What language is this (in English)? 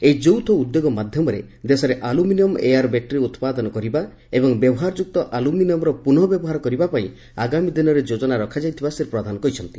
Odia